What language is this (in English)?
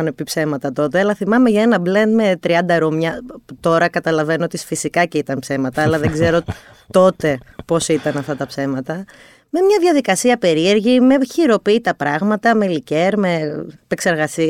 Greek